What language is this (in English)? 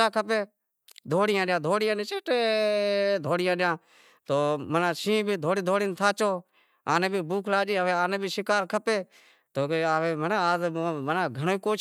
Wadiyara Koli